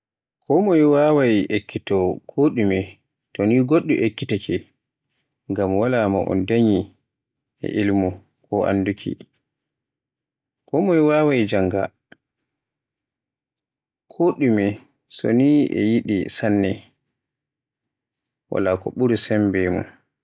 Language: Borgu Fulfulde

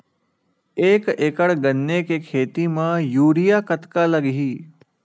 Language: Chhattisgarhi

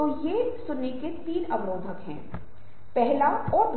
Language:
Hindi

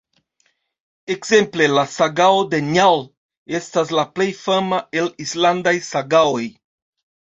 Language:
Esperanto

